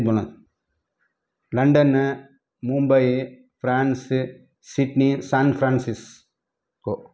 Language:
Tamil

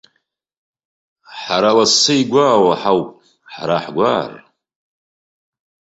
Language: Abkhazian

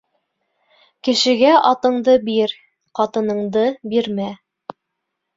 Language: Bashkir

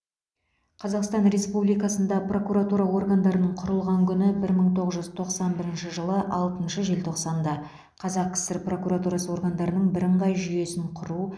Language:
Kazakh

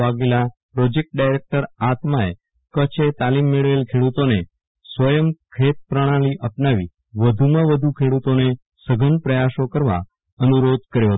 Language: Gujarati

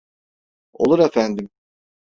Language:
Turkish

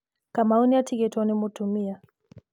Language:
Kikuyu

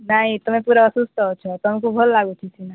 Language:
Odia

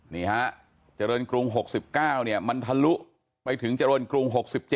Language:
Thai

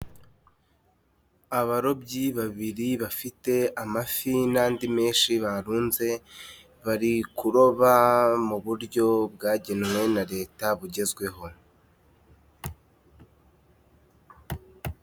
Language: Kinyarwanda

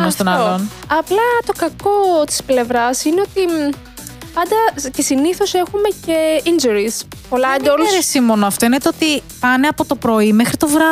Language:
Greek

